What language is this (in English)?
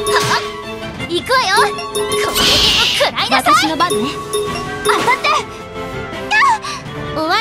Japanese